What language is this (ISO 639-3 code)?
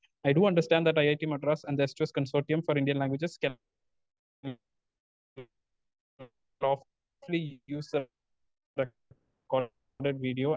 mal